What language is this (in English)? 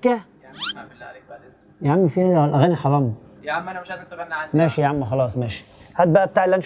Arabic